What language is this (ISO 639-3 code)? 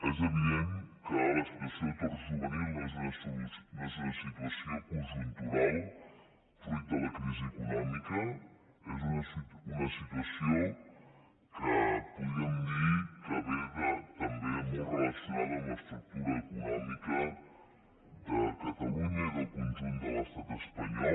cat